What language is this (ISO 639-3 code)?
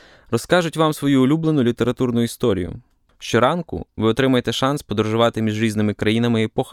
ukr